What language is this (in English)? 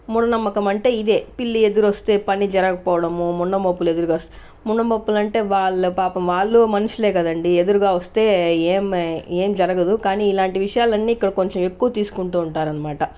Telugu